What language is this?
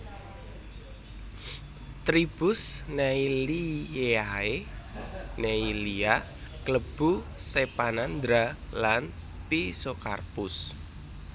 Javanese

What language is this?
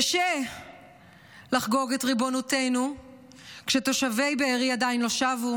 Hebrew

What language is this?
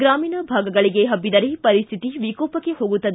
Kannada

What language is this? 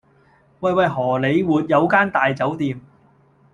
Cantonese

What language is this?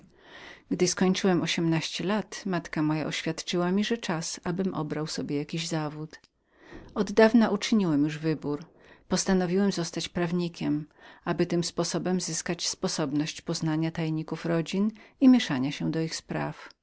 Polish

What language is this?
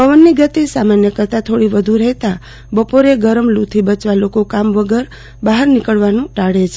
Gujarati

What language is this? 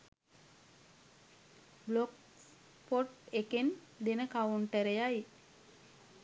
Sinhala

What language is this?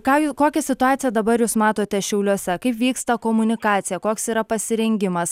Lithuanian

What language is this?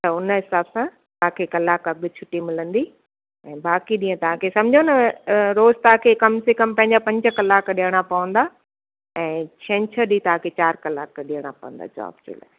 Sindhi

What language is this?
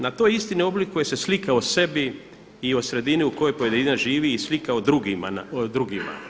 Croatian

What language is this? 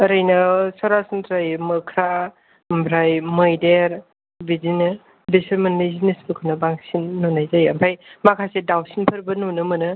Bodo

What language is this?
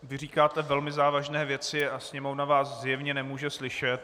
Czech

